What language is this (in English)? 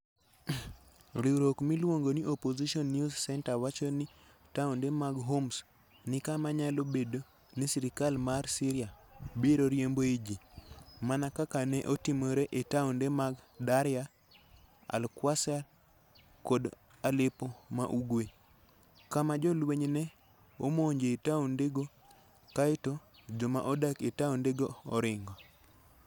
Luo (Kenya and Tanzania)